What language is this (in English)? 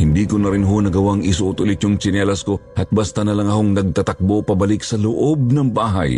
Filipino